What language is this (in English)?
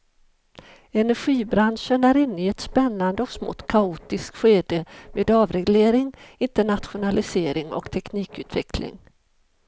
Swedish